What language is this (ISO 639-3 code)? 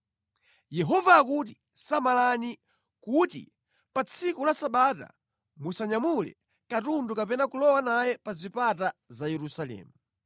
nya